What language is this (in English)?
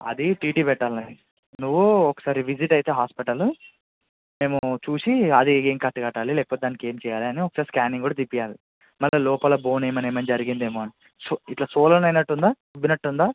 Telugu